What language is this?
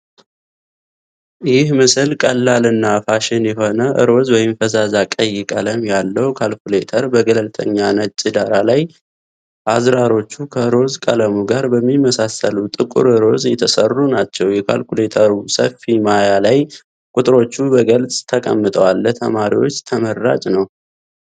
Amharic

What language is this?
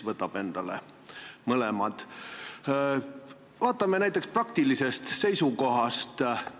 Estonian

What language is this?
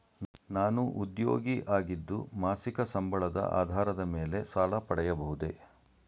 Kannada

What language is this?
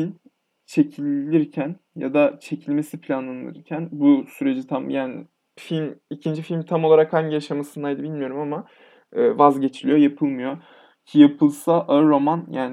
Turkish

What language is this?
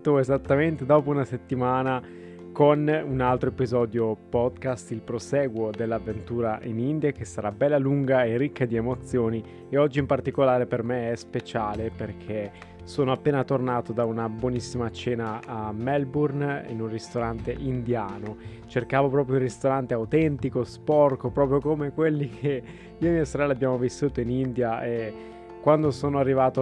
Italian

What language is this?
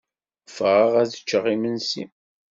Kabyle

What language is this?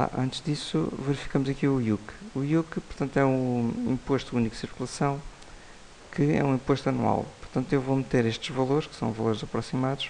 Portuguese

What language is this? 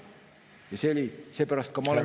Estonian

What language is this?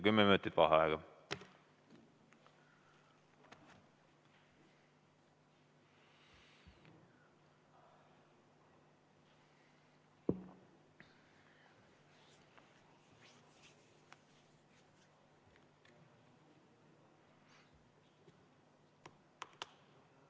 Estonian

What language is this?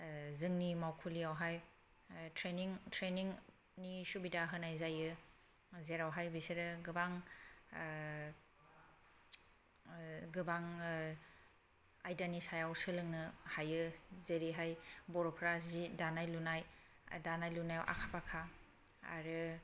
Bodo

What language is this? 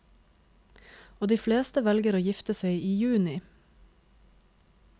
Norwegian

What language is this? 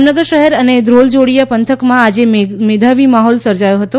Gujarati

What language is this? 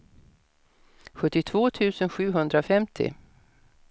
Swedish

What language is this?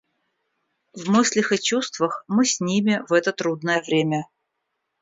Russian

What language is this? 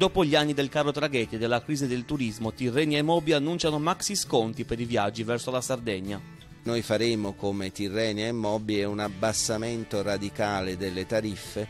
Italian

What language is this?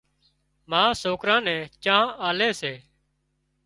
Wadiyara Koli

